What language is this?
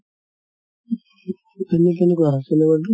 Assamese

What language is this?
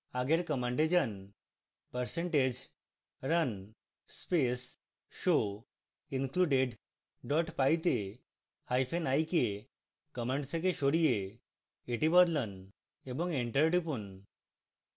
Bangla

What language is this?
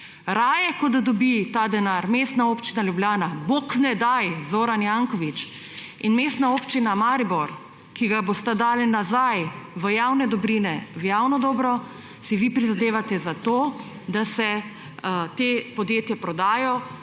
Slovenian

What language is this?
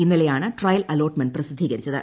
Malayalam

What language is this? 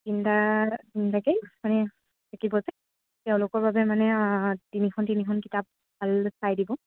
Assamese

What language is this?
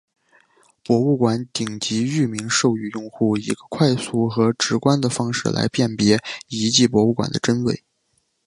Chinese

